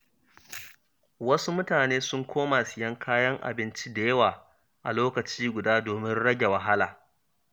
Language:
Hausa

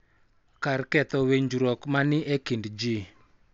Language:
Luo (Kenya and Tanzania)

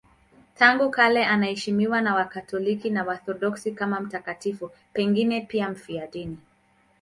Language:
Swahili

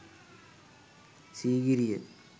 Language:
Sinhala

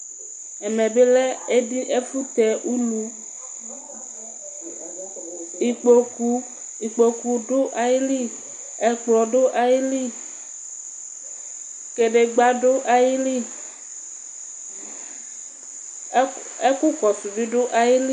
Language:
Ikposo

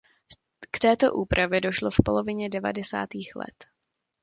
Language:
Czech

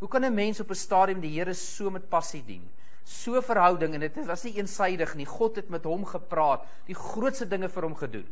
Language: Dutch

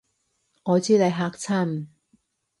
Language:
Cantonese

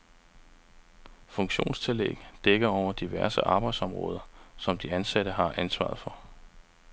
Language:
Danish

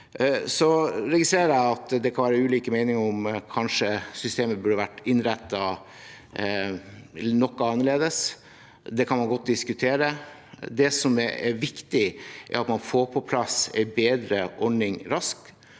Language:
Norwegian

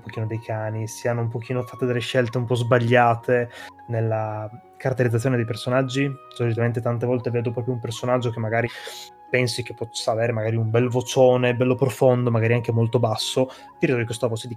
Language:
Italian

